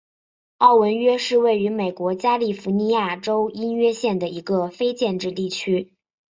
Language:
Chinese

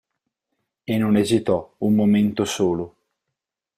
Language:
Italian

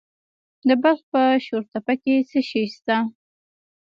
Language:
Pashto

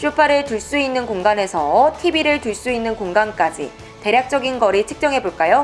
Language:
Korean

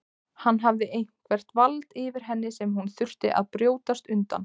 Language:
Icelandic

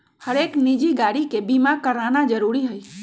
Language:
Magahi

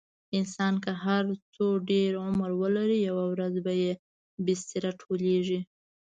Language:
Pashto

